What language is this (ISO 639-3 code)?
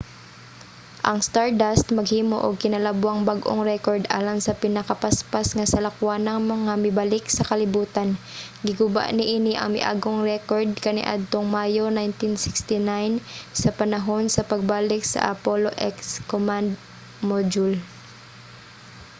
ceb